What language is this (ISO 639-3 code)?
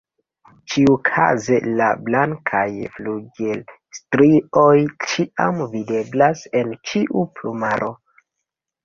epo